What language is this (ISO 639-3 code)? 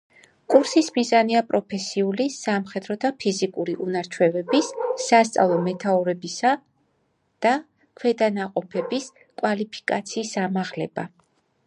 kat